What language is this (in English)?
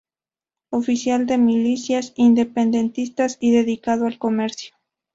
Spanish